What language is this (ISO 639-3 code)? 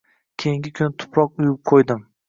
uzb